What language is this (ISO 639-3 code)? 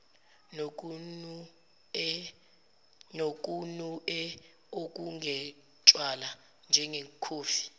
zul